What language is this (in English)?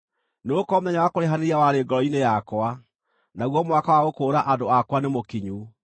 Kikuyu